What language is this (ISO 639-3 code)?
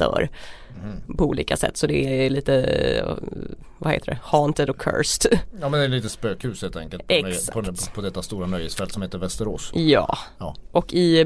swe